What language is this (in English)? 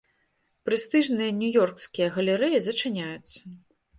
Belarusian